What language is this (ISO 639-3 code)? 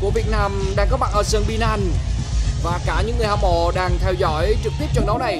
vie